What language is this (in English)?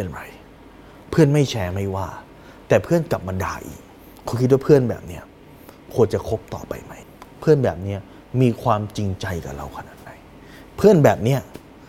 Thai